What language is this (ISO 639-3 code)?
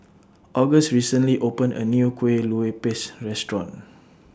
eng